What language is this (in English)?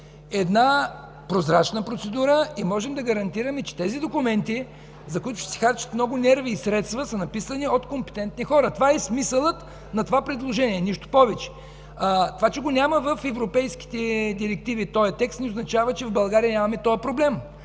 Bulgarian